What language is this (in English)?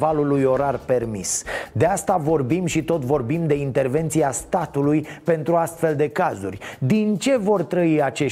Romanian